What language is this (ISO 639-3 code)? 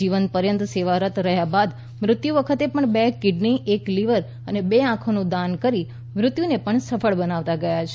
guj